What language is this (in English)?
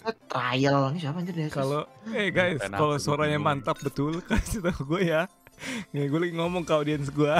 Indonesian